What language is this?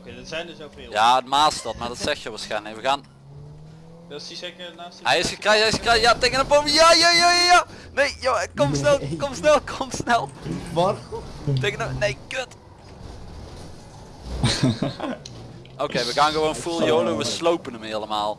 Dutch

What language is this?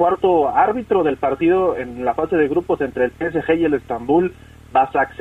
Spanish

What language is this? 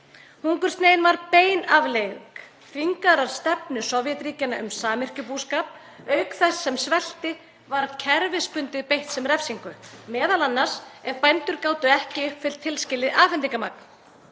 Icelandic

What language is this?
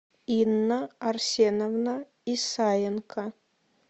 Russian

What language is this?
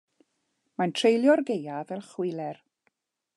Welsh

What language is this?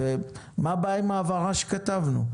Hebrew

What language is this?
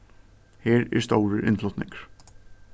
Faroese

